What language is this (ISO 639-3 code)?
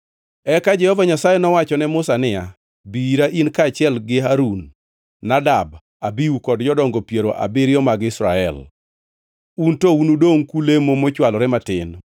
luo